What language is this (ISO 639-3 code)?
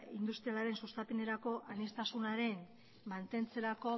eus